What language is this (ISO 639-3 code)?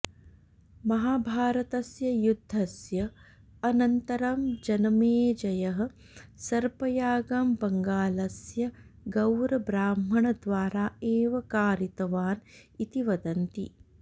san